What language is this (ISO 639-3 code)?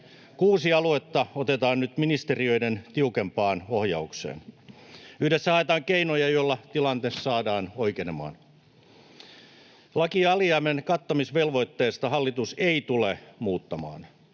fin